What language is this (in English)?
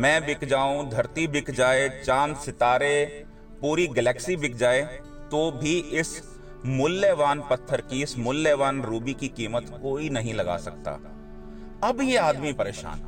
Hindi